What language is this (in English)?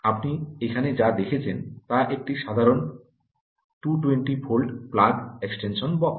Bangla